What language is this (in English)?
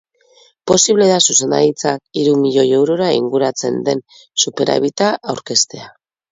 Basque